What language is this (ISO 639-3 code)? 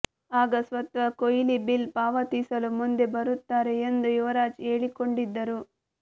kan